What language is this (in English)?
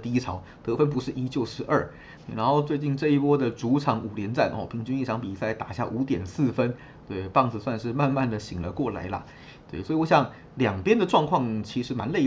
Chinese